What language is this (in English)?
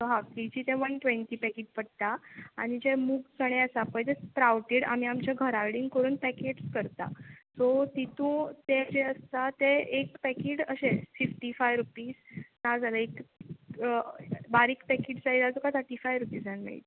Konkani